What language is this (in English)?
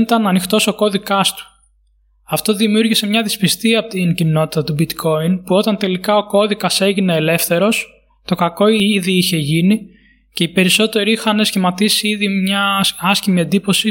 Greek